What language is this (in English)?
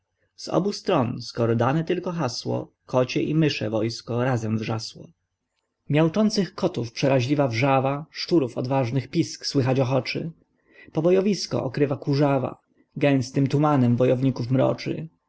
Polish